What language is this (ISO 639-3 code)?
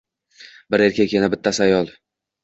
uzb